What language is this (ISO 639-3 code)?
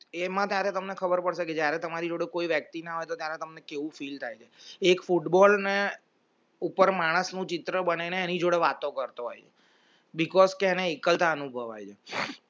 guj